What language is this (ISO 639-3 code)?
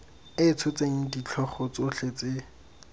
tsn